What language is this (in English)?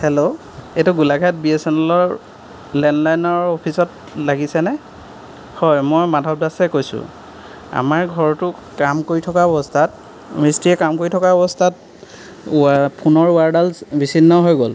Assamese